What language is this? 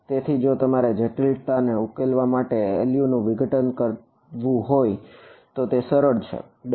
Gujarati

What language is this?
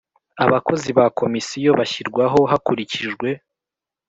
Kinyarwanda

